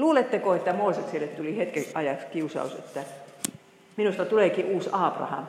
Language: Finnish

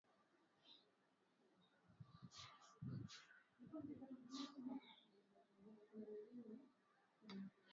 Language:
Swahili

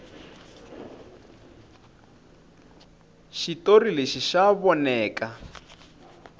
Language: Tsonga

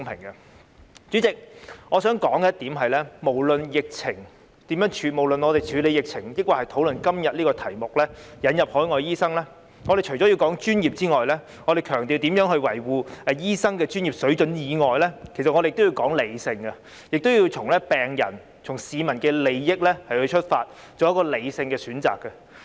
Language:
Cantonese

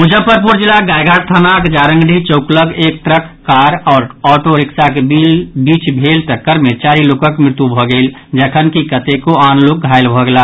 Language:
Maithili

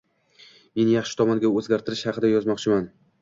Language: Uzbek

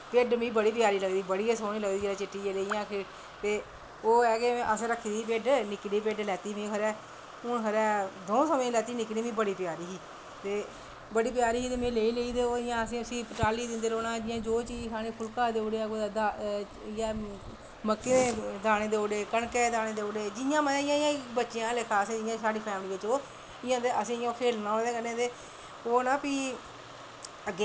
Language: Dogri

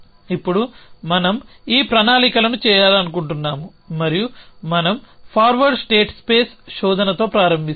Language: Telugu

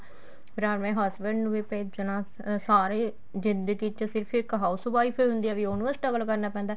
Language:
Punjabi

